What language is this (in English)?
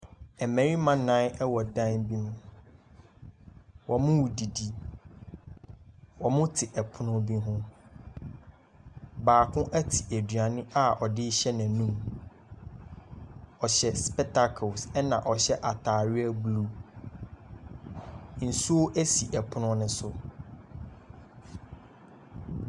Akan